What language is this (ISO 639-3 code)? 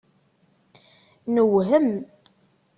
kab